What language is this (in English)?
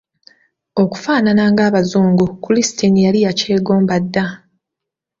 Ganda